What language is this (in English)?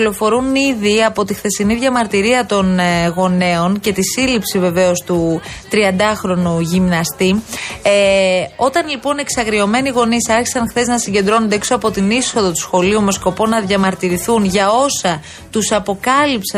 Greek